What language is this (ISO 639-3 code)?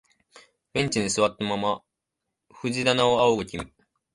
jpn